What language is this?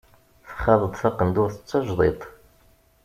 Kabyle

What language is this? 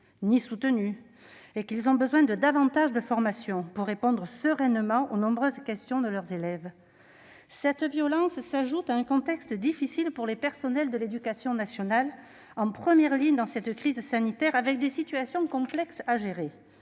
French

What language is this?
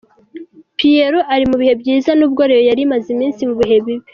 Kinyarwanda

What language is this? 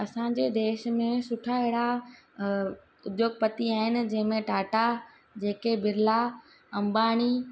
Sindhi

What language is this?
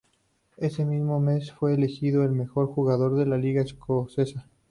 Spanish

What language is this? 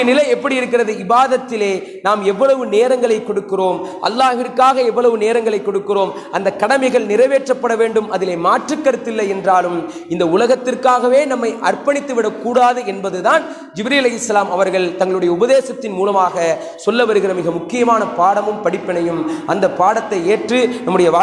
Arabic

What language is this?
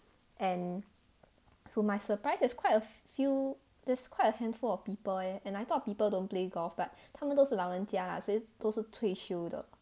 English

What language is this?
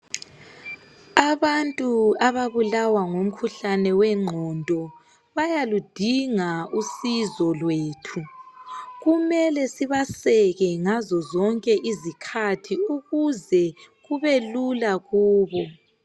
North Ndebele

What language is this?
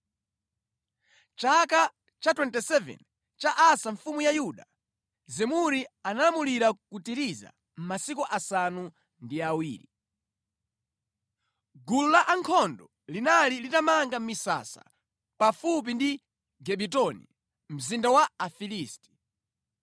Nyanja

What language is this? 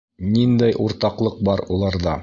Bashkir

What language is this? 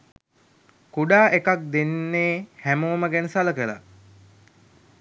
Sinhala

